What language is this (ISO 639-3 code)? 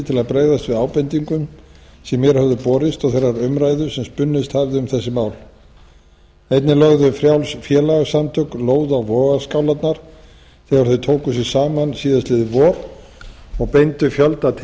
isl